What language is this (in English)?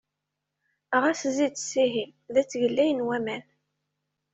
Kabyle